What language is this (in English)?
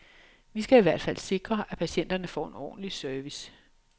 Danish